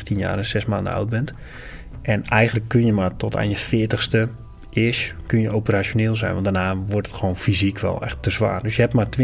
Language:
Dutch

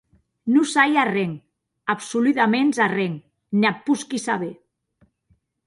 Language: Occitan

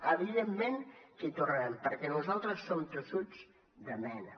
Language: Catalan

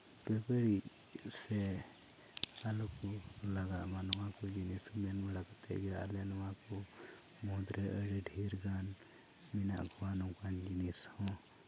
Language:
Santali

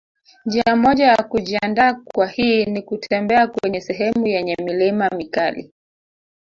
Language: Swahili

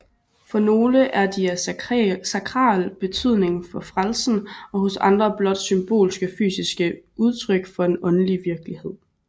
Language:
Danish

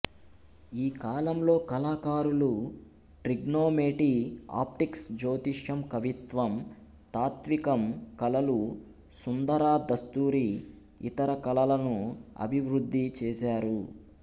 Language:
Telugu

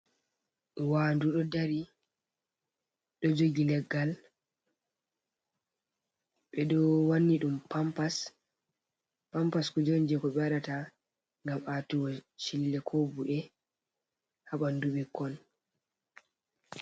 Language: Fula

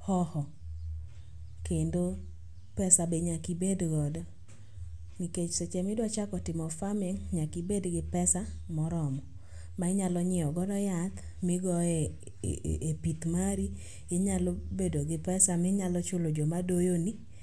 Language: Luo (Kenya and Tanzania)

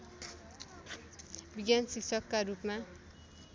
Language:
Nepali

